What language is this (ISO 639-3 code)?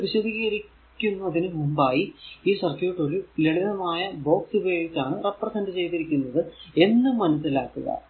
mal